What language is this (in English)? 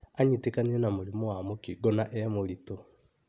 Kikuyu